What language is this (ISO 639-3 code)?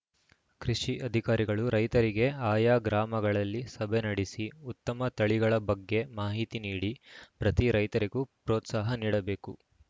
kan